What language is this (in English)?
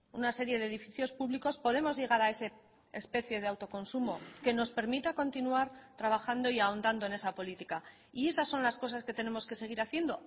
Spanish